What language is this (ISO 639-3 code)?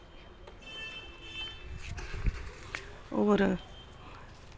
doi